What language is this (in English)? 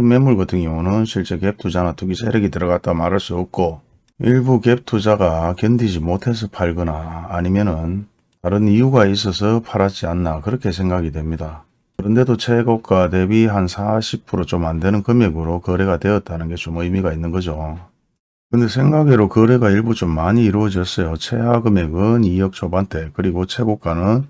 Korean